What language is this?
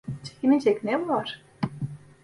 Turkish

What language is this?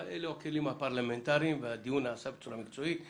Hebrew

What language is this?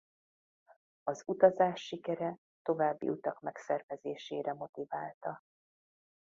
Hungarian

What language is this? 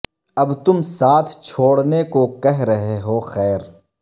Urdu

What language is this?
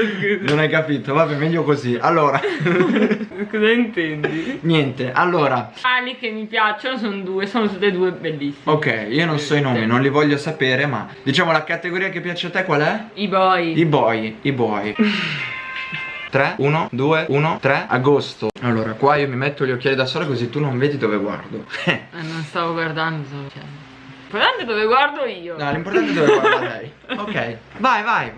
Italian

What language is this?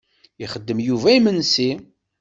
Kabyle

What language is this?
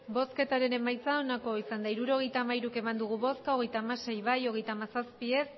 Basque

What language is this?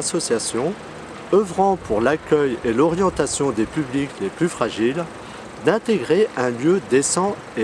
French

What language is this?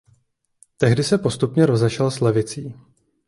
Czech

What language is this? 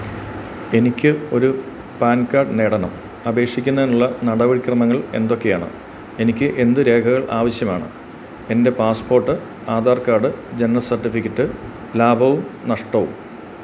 Malayalam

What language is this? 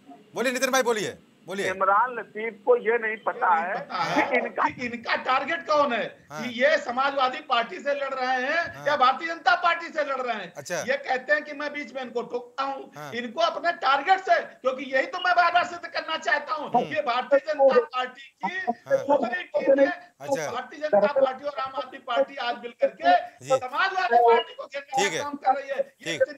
Hindi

